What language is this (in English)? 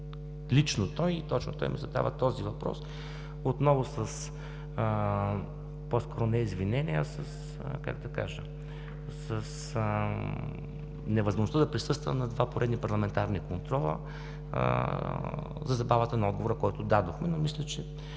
Bulgarian